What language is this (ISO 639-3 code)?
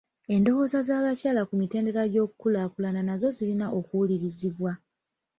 lug